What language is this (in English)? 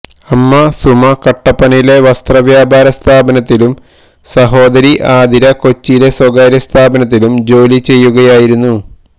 Malayalam